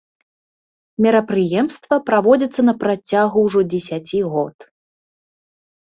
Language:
Belarusian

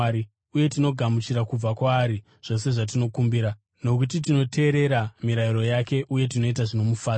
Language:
Shona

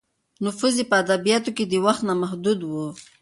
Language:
Pashto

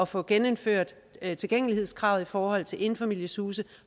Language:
Danish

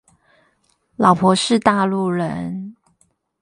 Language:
Chinese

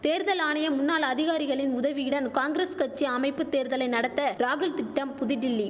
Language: Tamil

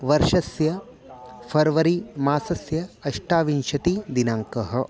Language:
Sanskrit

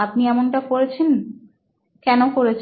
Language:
Bangla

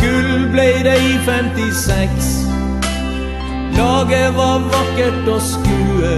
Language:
Dutch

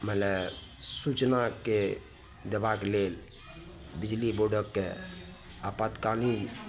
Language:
Maithili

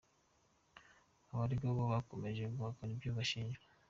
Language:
Kinyarwanda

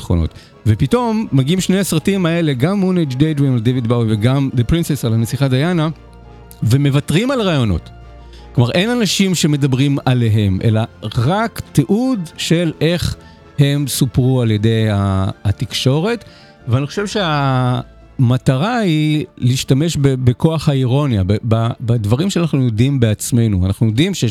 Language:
Hebrew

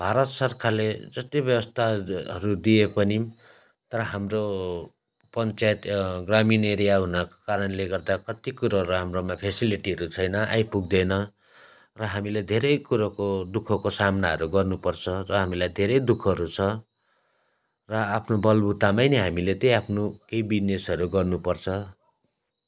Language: Nepali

